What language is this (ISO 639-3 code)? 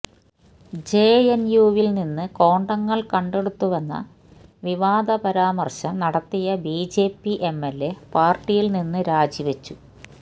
mal